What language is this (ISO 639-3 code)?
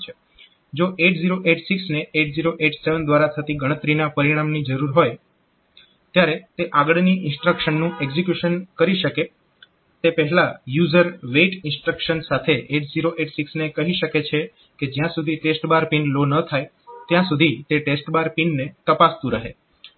guj